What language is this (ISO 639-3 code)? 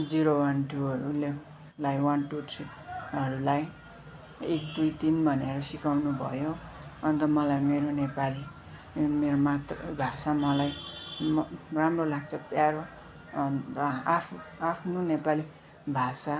nep